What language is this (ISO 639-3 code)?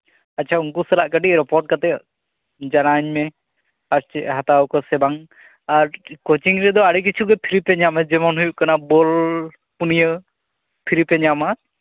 sat